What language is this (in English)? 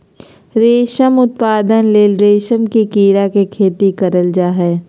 Magahi